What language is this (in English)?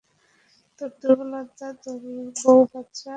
Bangla